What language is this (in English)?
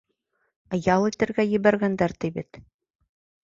Bashkir